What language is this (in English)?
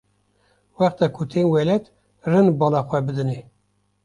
Kurdish